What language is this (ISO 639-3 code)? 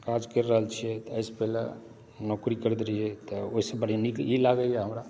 mai